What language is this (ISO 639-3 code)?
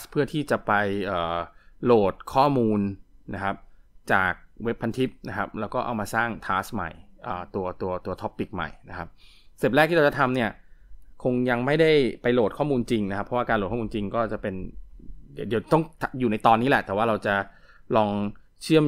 tha